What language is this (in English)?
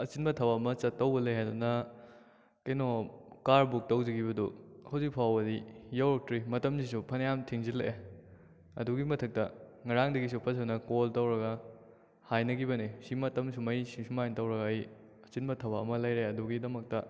Manipuri